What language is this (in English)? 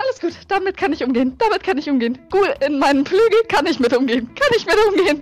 German